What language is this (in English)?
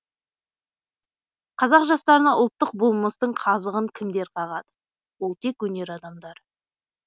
Kazakh